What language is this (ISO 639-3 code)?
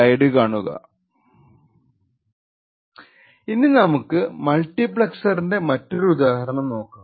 mal